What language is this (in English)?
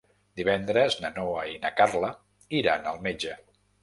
Catalan